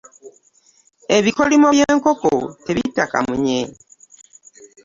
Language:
Ganda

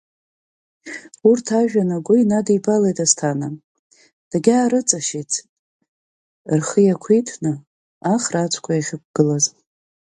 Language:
Abkhazian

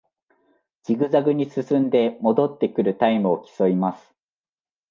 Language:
Japanese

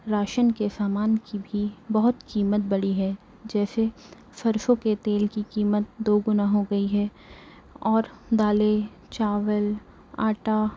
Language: Urdu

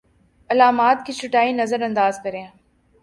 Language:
Urdu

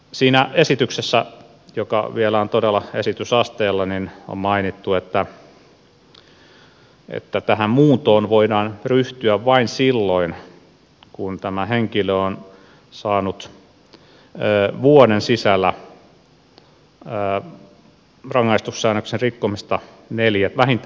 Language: Finnish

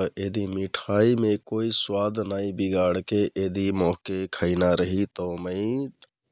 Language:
Kathoriya Tharu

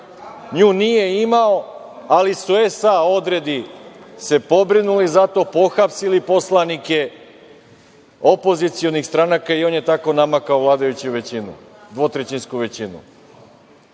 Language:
Serbian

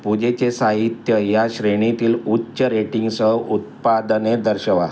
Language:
Marathi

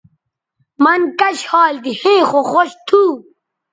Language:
Bateri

